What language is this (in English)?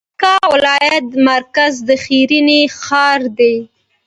Pashto